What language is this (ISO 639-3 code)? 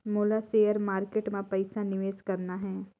hne